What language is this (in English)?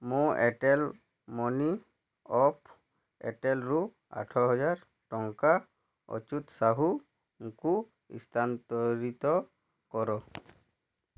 Odia